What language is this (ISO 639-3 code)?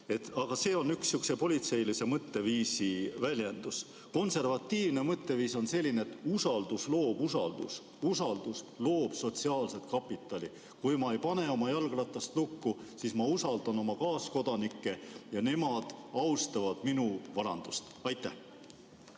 est